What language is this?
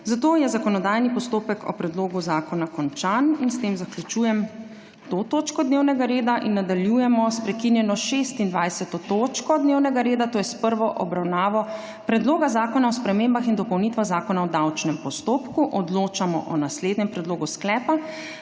Slovenian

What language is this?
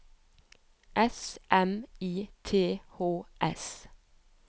Norwegian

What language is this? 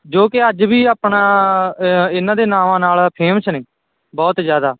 Punjabi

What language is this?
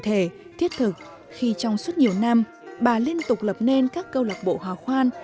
Vietnamese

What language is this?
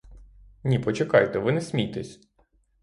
Ukrainian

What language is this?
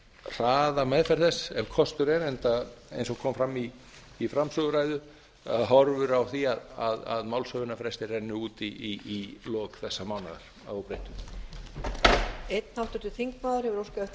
Icelandic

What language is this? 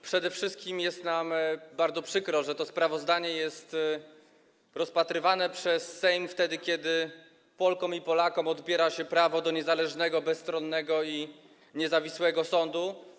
Polish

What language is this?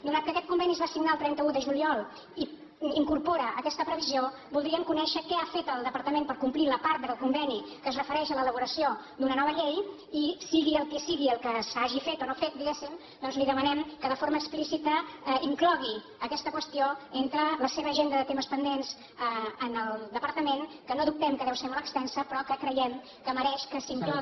Catalan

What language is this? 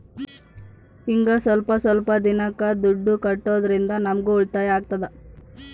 Kannada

